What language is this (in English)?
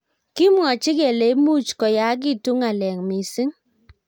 Kalenjin